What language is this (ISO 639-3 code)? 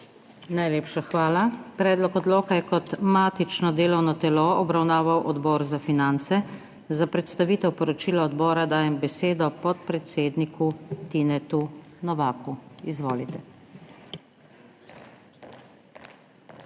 slv